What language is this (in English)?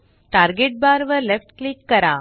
Marathi